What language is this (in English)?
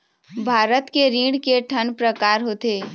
Chhattisgarhi